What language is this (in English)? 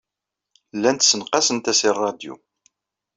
Kabyle